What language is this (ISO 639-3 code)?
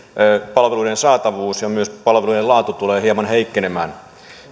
fin